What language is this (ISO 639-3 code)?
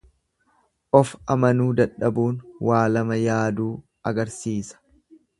orm